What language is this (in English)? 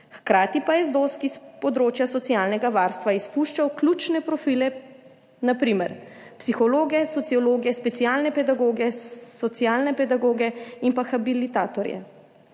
Slovenian